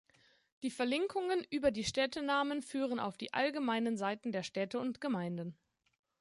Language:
German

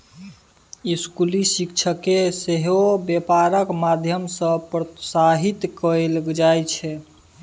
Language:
Maithili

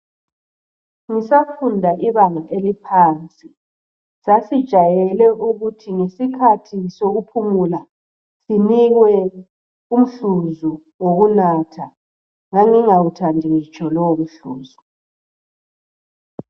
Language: North Ndebele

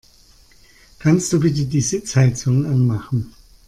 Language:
German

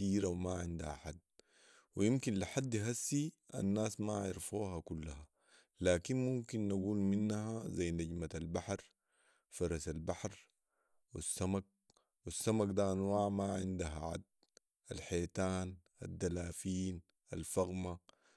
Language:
Sudanese Arabic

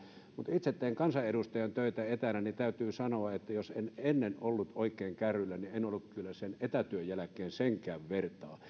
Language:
Finnish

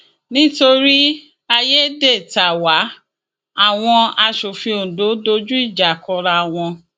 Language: Yoruba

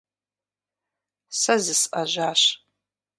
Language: Kabardian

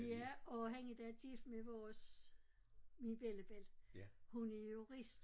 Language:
Danish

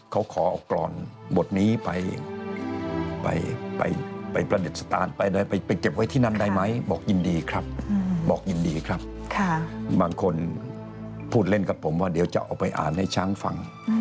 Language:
Thai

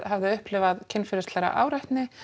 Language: Icelandic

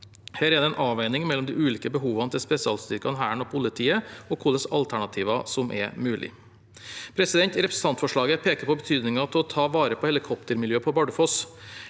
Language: Norwegian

